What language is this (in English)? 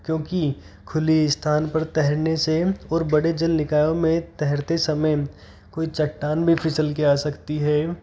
Hindi